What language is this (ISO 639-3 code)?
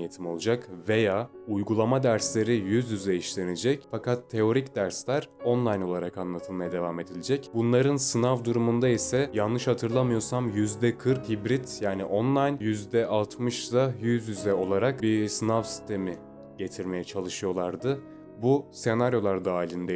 tur